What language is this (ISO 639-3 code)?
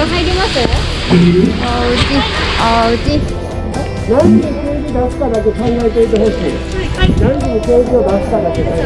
jpn